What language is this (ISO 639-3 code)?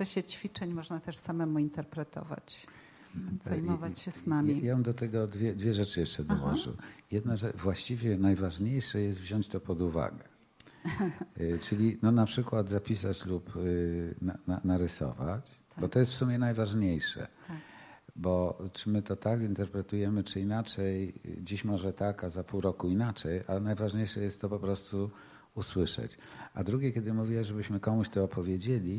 pol